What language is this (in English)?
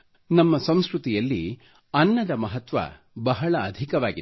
Kannada